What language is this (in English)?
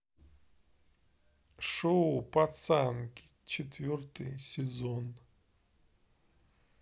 Russian